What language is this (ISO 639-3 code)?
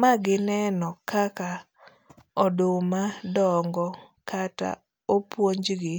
luo